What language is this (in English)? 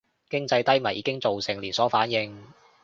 Cantonese